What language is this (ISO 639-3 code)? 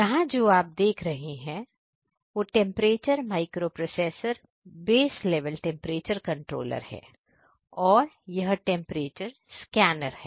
hin